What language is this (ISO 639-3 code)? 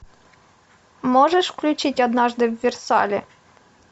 rus